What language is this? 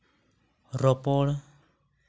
Santali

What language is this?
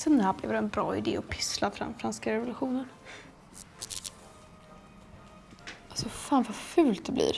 Swedish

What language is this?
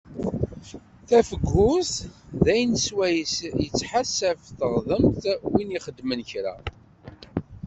Kabyle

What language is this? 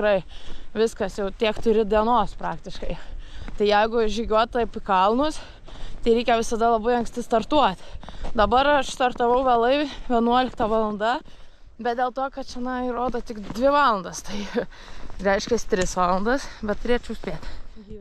Lithuanian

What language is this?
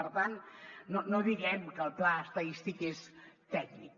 Catalan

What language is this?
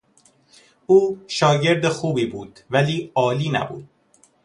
Persian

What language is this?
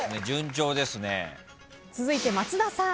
Japanese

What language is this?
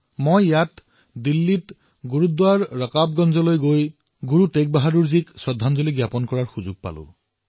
Assamese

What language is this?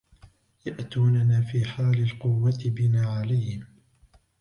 Arabic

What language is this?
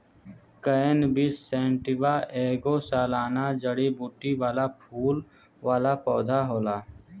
Bhojpuri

